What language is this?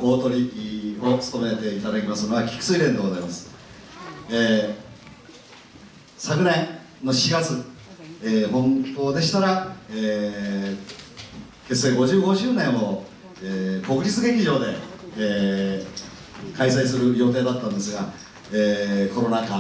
Japanese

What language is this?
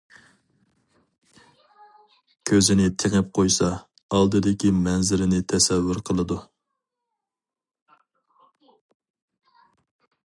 Uyghur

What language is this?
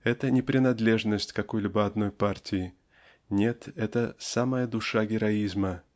Russian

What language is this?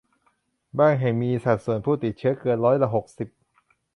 Thai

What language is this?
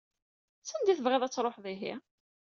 Kabyle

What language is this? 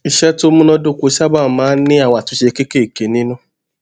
Yoruba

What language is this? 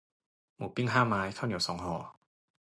Thai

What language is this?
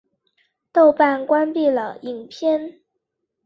Chinese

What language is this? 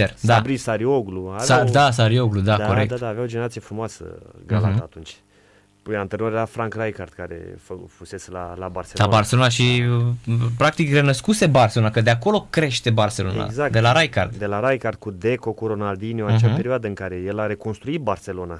Romanian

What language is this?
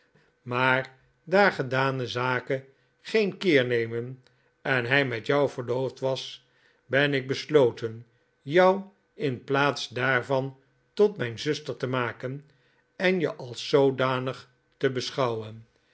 Dutch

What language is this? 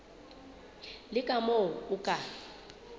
Southern Sotho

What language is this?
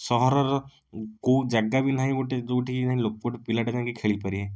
Odia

